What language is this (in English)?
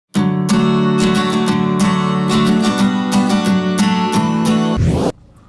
Korean